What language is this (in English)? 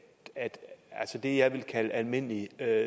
Danish